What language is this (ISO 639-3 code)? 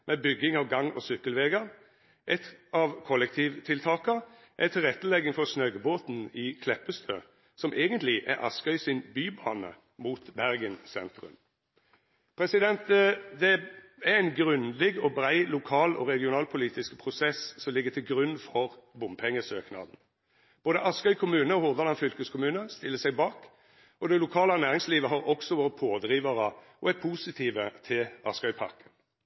nno